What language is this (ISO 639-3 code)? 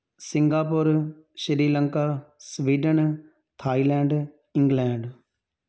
pan